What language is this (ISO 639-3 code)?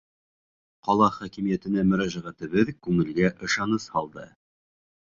bak